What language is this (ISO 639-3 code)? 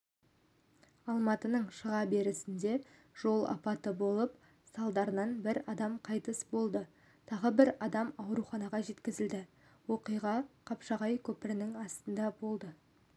kaz